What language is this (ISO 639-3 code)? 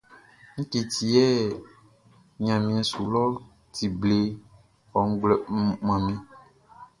bci